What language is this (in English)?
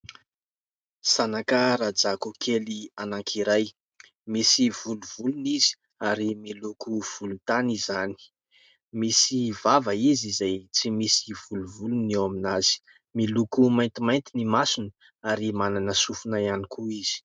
Malagasy